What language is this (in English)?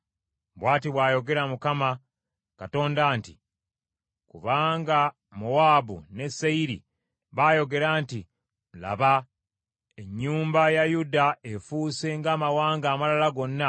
Ganda